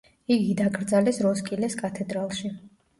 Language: Georgian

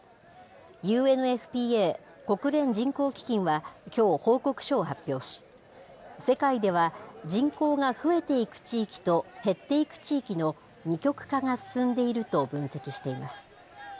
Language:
Japanese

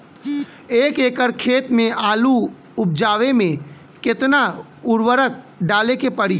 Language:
Bhojpuri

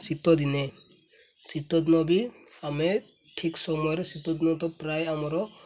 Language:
Odia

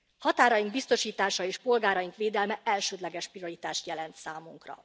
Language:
Hungarian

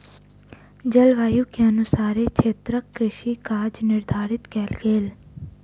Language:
Maithili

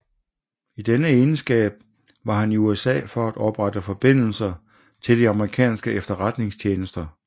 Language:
Danish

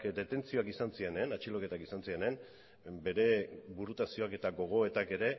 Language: Basque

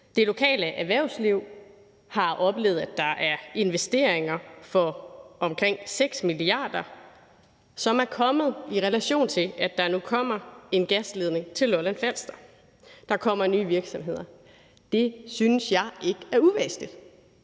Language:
Danish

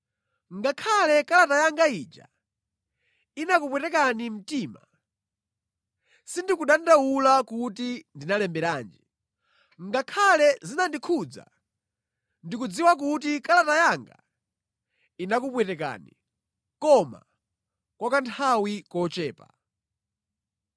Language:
Nyanja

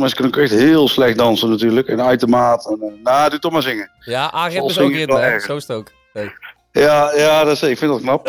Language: Dutch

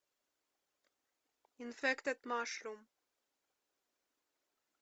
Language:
Russian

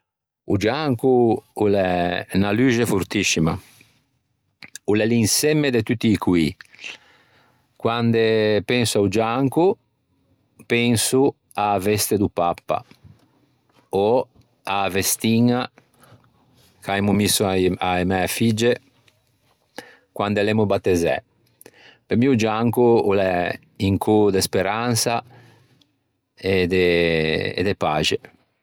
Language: Ligurian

